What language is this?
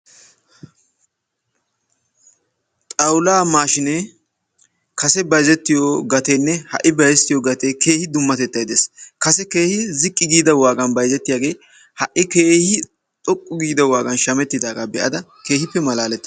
Wolaytta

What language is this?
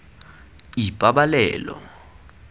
Tswana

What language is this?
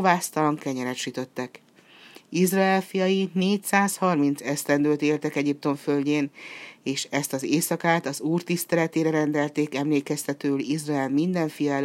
Hungarian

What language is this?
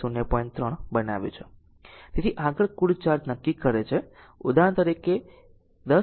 Gujarati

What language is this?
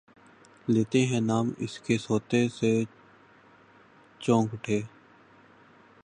Urdu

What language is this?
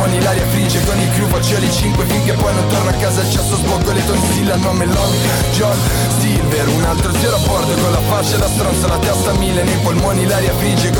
Italian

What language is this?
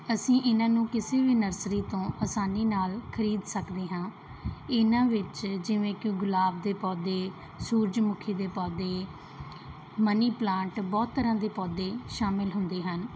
Punjabi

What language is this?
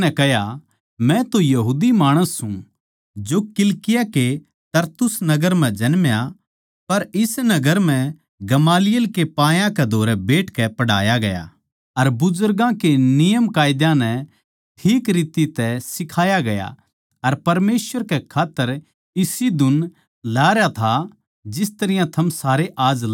Haryanvi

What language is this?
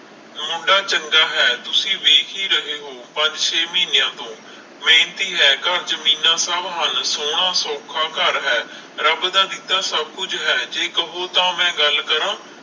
Punjabi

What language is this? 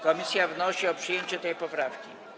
Polish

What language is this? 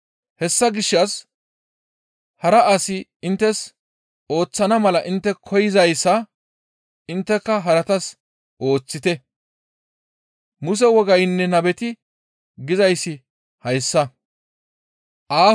Gamo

